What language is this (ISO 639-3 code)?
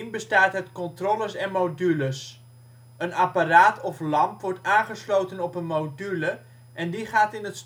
nld